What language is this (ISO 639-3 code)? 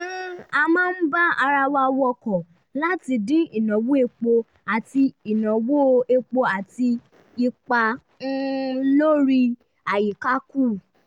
yor